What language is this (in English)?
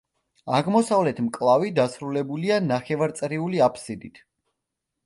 Georgian